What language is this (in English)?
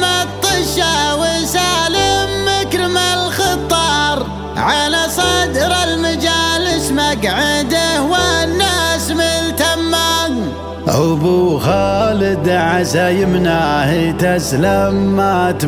Arabic